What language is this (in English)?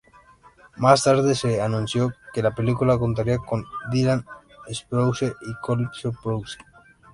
Spanish